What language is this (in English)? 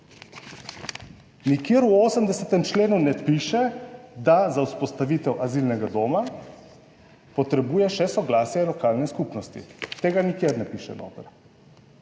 Slovenian